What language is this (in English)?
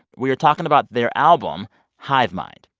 English